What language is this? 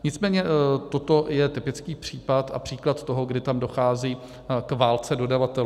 Czech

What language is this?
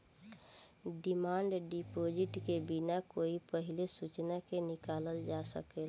Bhojpuri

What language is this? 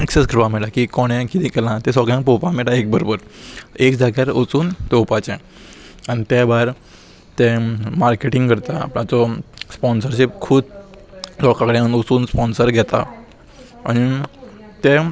Konkani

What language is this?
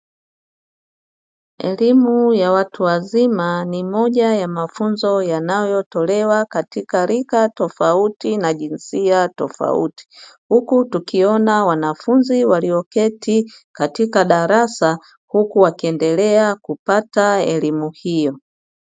Swahili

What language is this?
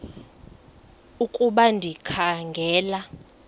Xhosa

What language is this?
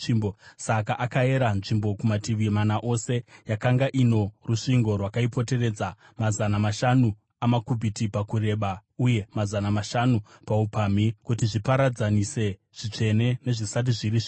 Shona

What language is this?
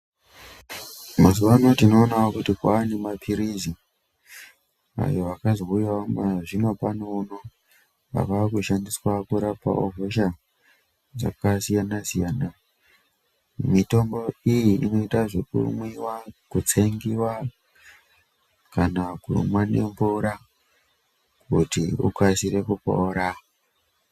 Ndau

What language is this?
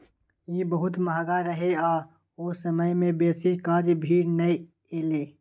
Maithili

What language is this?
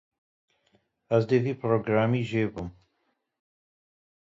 Kurdish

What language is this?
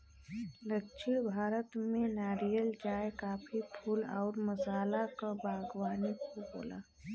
Bhojpuri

